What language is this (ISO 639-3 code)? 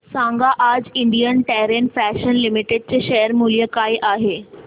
mar